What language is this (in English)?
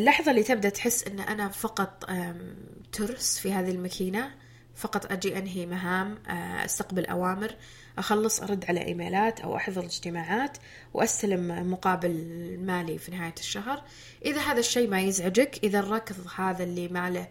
Arabic